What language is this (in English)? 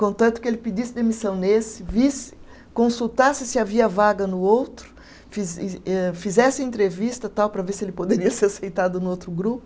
Portuguese